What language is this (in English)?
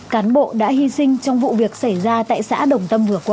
Vietnamese